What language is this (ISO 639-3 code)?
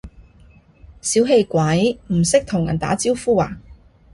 yue